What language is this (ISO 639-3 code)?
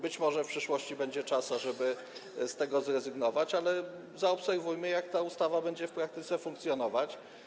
pol